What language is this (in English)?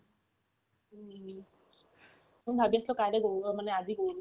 Assamese